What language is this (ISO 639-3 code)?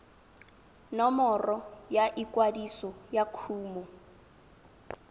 tsn